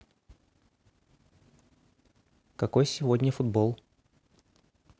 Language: Russian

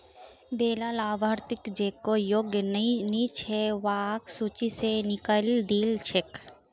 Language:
Magahi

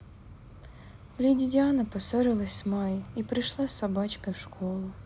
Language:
Russian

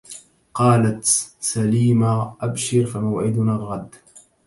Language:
Arabic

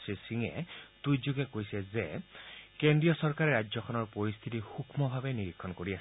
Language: Assamese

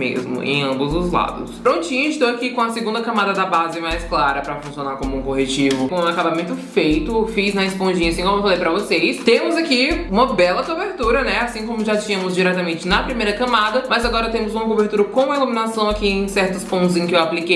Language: Portuguese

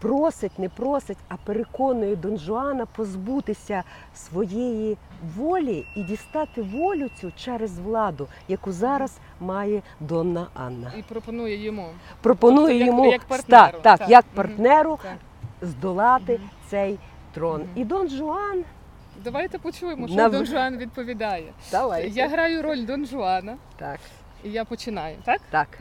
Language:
Ukrainian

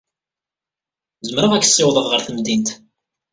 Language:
Kabyle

